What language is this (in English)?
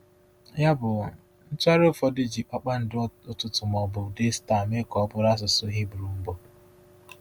Igbo